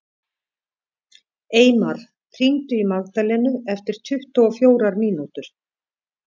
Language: Icelandic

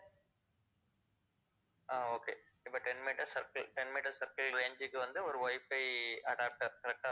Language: Tamil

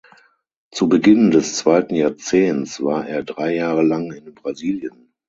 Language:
German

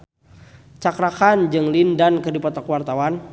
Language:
Sundanese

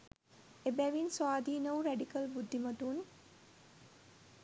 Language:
Sinhala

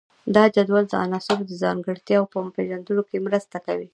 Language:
Pashto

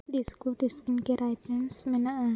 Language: Santali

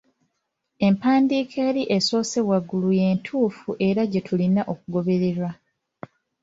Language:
Ganda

